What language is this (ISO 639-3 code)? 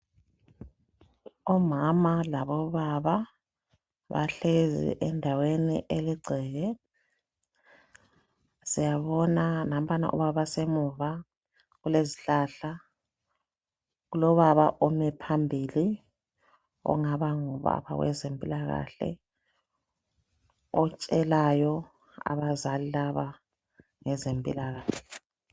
nde